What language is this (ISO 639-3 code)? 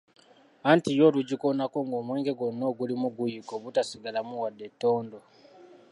lug